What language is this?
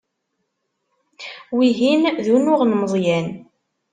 Kabyle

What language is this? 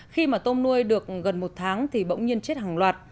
Vietnamese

